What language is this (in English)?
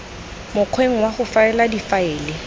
Tswana